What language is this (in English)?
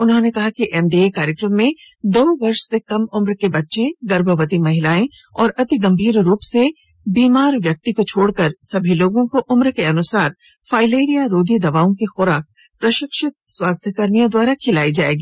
Hindi